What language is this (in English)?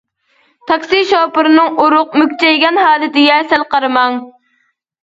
Uyghur